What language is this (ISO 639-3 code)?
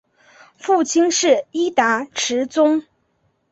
zho